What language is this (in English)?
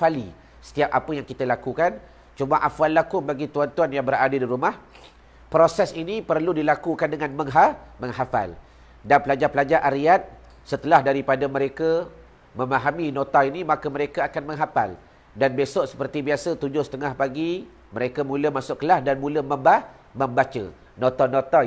Malay